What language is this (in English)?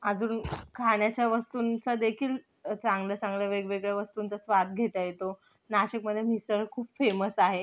Marathi